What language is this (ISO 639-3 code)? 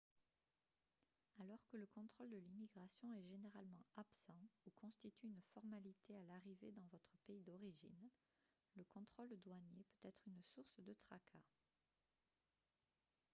fra